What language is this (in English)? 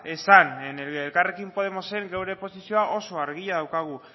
Basque